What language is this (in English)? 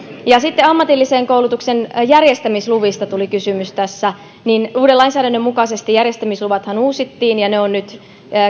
Finnish